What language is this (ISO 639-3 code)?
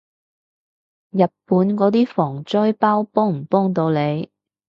yue